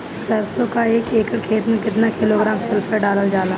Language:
Bhojpuri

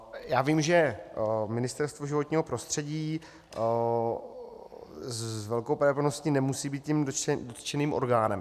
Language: Czech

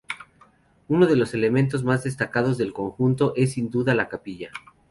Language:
Spanish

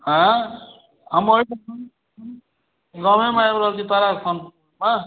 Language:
Maithili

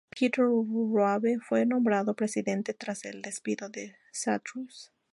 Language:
Spanish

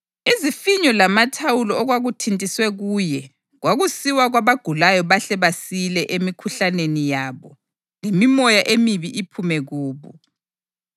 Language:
North Ndebele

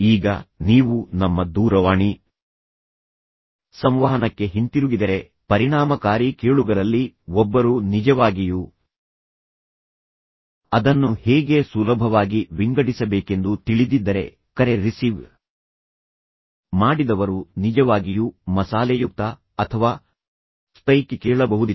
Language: Kannada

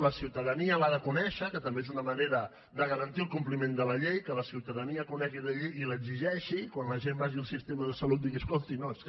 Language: Catalan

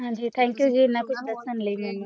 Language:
Punjabi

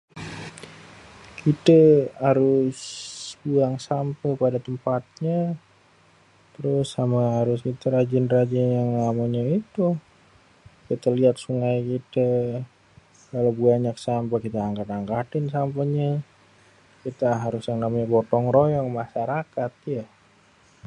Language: Betawi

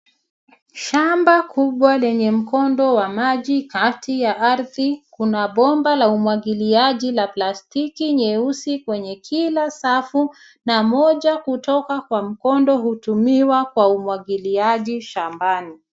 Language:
Swahili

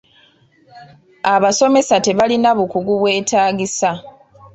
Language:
Ganda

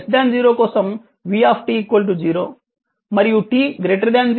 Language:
Telugu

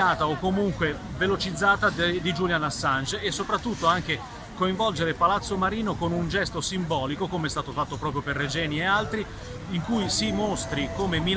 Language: Italian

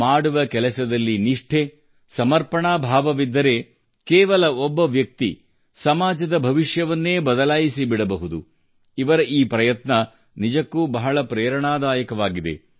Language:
Kannada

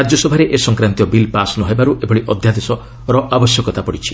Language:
Odia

